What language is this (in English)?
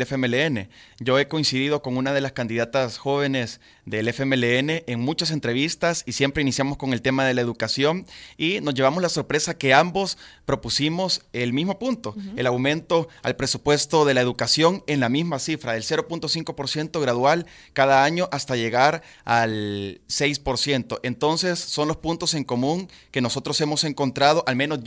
Spanish